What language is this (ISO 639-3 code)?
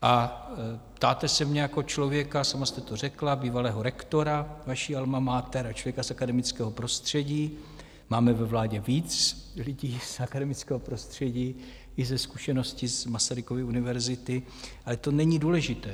ces